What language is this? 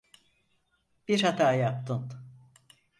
Turkish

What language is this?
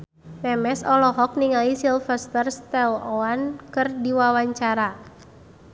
Sundanese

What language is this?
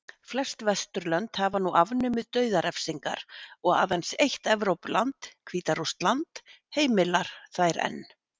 Icelandic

